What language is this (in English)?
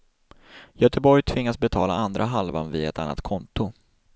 Swedish